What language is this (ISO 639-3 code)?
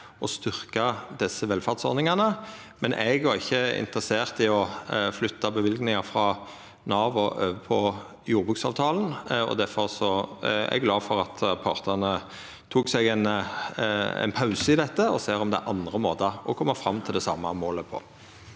nor